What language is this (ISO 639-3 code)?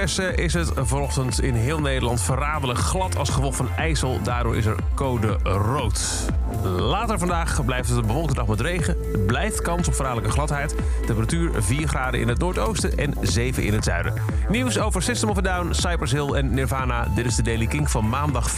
nld